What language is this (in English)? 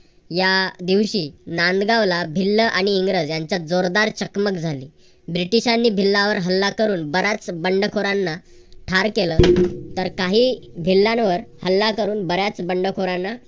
Marathi